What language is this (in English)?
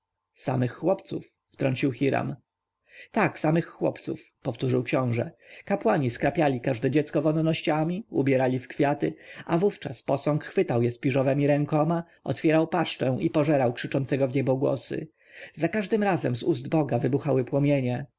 Polish